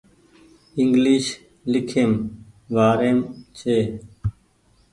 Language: Goaria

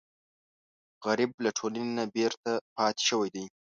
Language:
Pashto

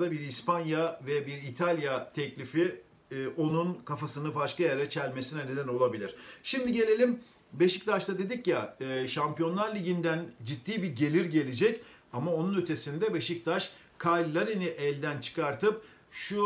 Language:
Turkish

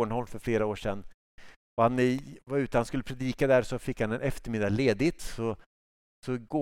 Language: Swedish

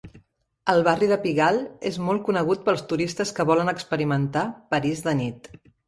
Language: Catalan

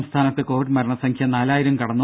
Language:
Malayalam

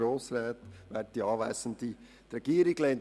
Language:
Swiss German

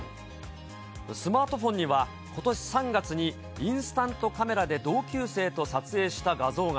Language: Japanese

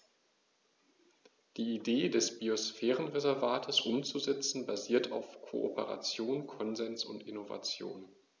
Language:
German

